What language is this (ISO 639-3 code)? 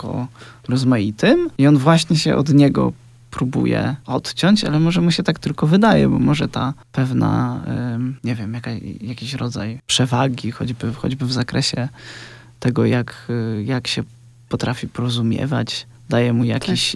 pol